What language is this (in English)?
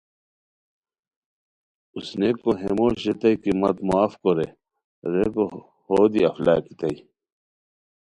Khowar